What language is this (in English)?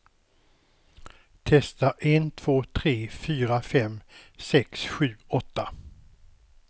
Swedish